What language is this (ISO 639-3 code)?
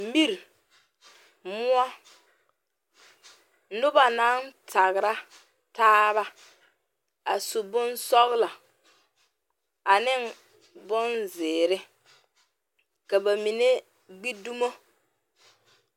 dga